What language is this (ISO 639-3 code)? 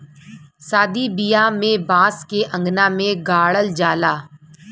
bho